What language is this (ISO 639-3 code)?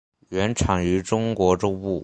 zho